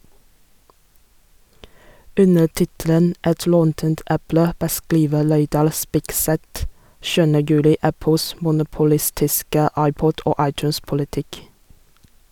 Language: Norwegian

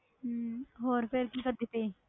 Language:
Punjabi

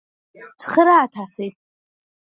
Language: Georgian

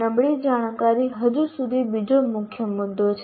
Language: Gujarati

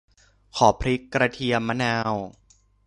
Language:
Thai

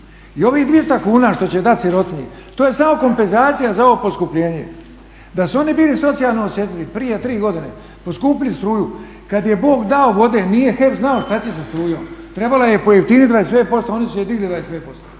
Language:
Croatian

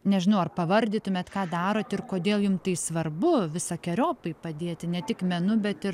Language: Lithuanian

